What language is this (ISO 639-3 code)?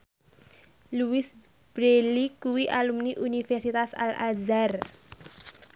jav